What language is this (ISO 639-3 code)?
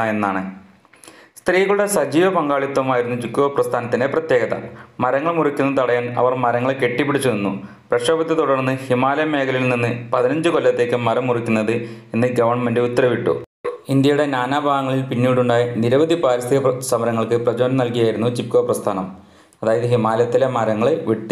mal